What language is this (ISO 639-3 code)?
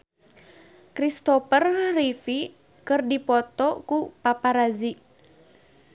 sun